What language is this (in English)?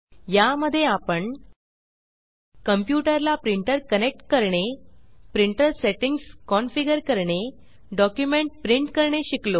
Marathi